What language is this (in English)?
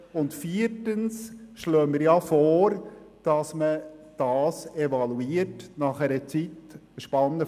Swiss German